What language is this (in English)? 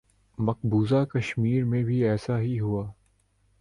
Urdu